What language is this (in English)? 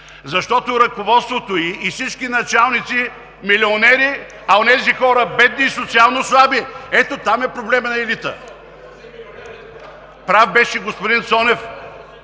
Bulgarian